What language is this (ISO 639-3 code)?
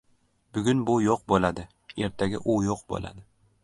uzb